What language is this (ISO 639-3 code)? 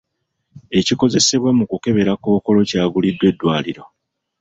lug